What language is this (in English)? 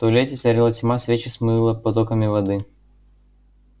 Russian